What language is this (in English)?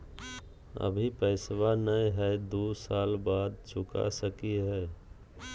Magahi